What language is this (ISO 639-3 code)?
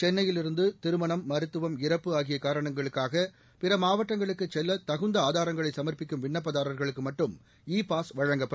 tam